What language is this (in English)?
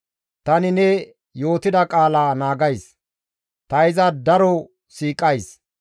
Gamo